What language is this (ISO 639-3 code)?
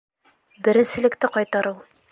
bak